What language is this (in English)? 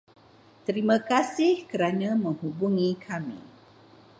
Malay